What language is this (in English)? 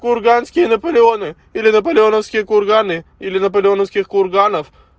Russian